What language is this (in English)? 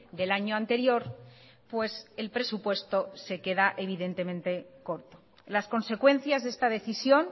Spanish